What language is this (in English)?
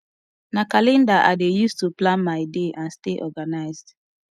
Nigerian Pidgin